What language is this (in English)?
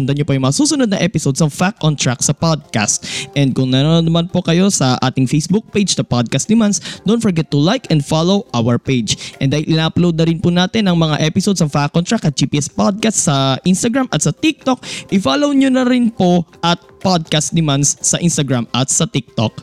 Filipino